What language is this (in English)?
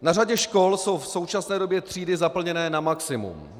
Czech